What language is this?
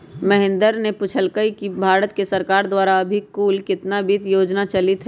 Magahi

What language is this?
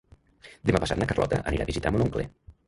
Catalan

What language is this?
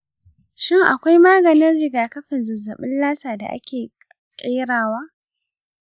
Hausa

